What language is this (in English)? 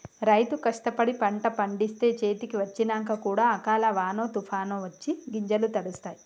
Telugu